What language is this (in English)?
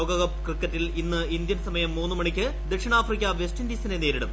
Malayalam